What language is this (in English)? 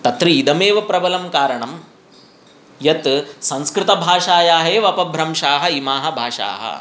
Sanskrit